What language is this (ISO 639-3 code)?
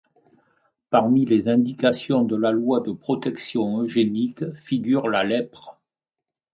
fra